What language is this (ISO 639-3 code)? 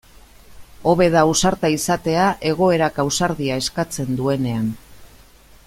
eus